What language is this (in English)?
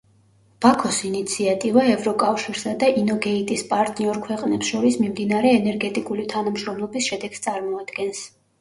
Georgian